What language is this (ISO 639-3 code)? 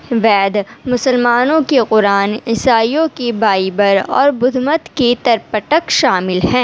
urd